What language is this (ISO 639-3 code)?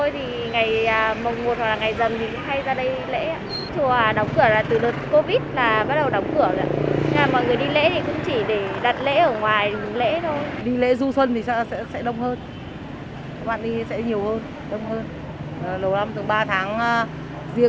vie